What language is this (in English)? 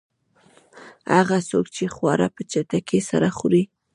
Pashto